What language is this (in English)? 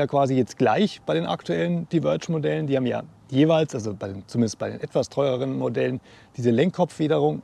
German